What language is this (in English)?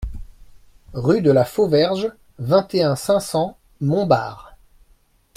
French